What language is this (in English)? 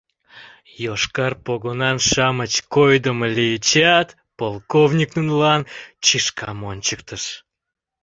Mari